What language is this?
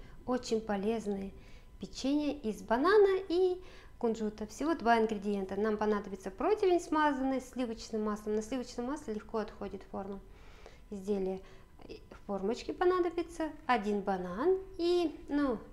Russian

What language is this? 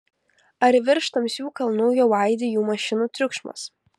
Lithuanian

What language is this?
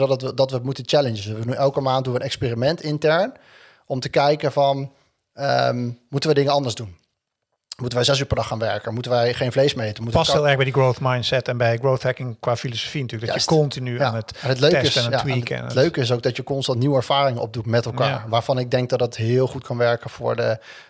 Dutch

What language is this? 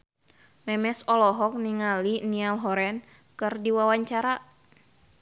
Sundanese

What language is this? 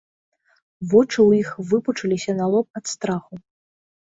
Belarusian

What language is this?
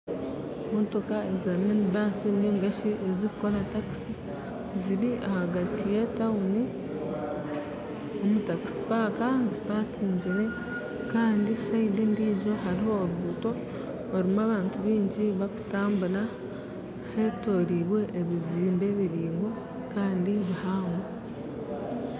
Nyankole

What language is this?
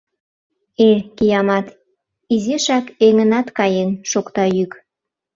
Mari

